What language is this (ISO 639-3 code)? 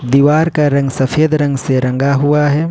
hin